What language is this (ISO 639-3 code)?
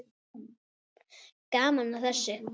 isl